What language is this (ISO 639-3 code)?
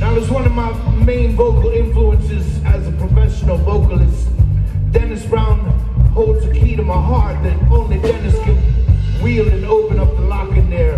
eng